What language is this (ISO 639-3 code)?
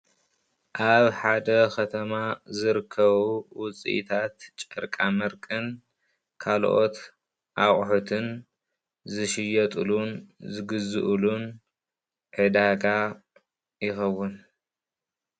tir